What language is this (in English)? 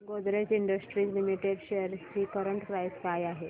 Marathi